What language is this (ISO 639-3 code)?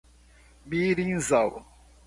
por